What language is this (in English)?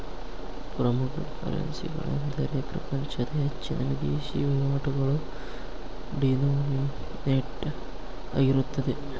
Kannada